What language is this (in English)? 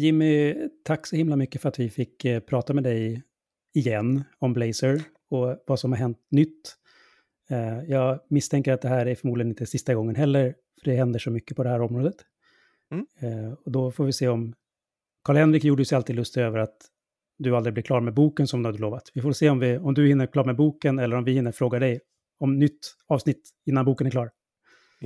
Swedish